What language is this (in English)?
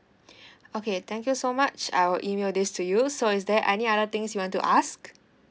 English